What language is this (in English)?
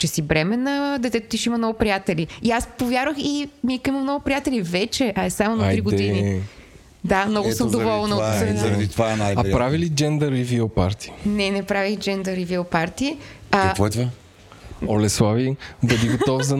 Bulgarian